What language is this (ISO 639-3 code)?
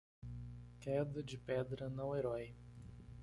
por